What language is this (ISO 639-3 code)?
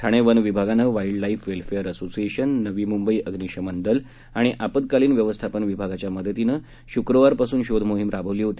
mar